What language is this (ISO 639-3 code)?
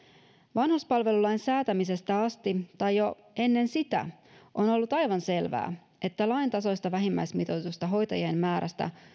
fin